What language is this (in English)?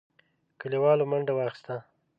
Pashto